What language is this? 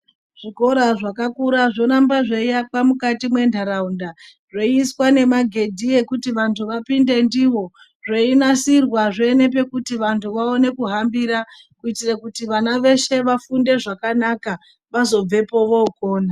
Ndau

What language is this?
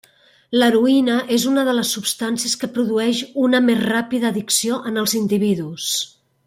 Catalan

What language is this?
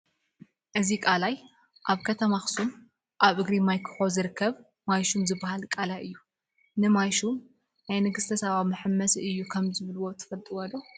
Tigrinya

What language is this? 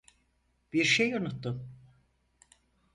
Turkish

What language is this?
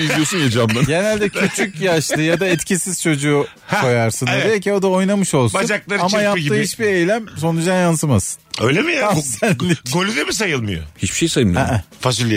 Turkish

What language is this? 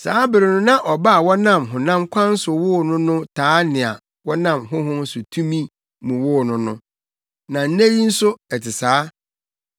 Akan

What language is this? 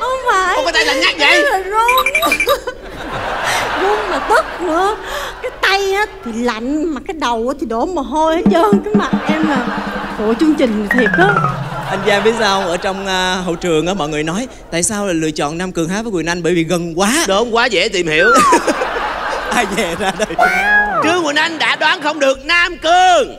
Vietnamese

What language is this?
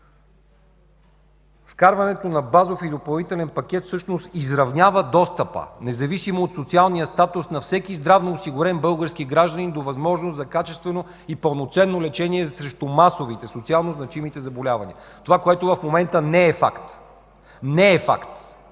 Bulgarian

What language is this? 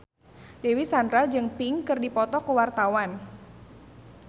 Sundanese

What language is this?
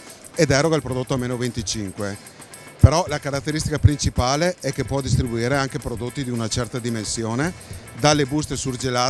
Italian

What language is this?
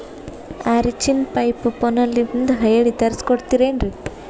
Kannada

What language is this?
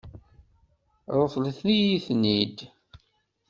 Kabyle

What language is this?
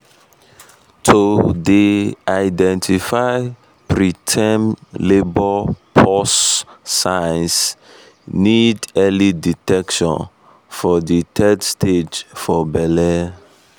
Nigerian Pidgin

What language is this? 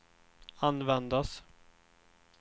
Swedish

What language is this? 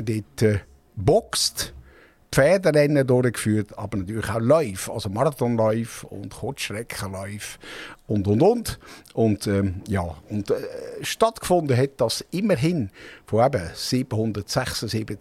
German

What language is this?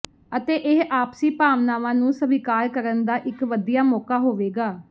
Punjabi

